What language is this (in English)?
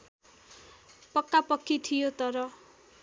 Nepali